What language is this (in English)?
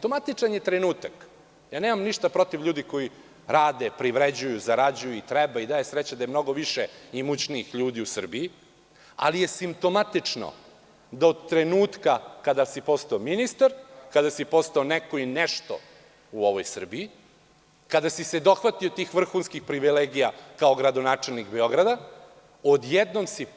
Serbian